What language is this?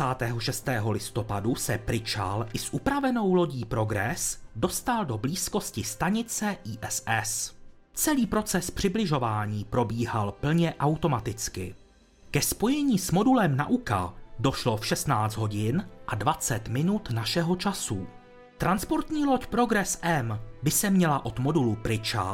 Czech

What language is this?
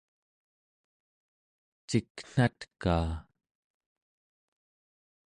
Central Yupik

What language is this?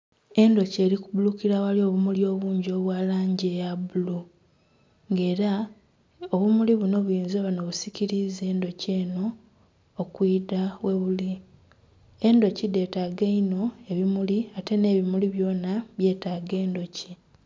Soga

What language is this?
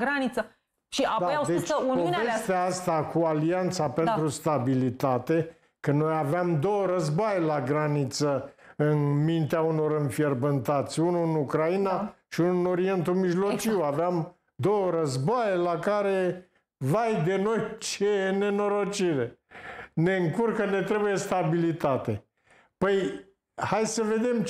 Romanian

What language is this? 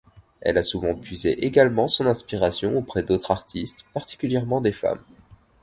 French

